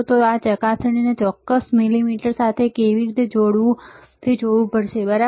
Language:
Gujarati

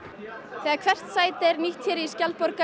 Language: Icelandic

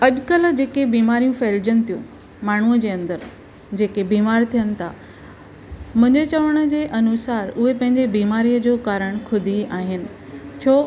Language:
Sindhi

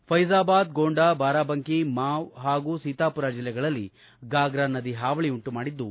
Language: Kannada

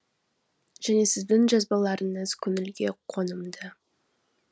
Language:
Kazakh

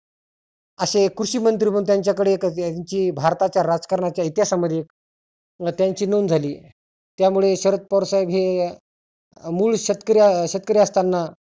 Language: Marathi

